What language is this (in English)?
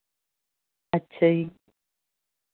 Punjabi